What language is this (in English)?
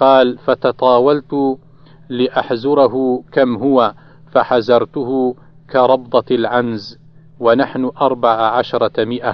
Arabic